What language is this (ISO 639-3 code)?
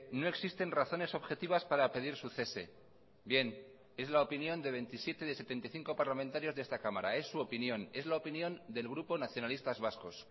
spa